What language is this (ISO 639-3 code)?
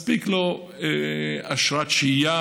heb